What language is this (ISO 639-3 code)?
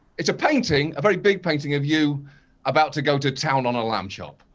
eng